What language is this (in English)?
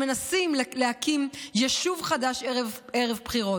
Hebrew